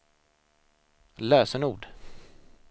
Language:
Swedish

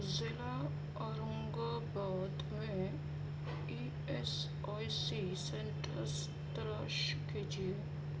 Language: Urdu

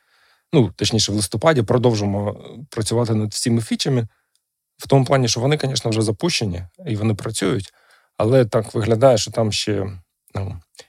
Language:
Ukrainian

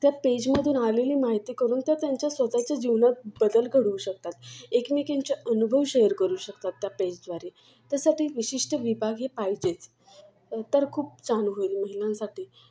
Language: Marathi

